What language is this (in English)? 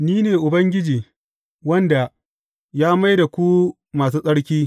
Hausa